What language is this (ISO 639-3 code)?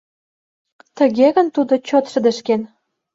chm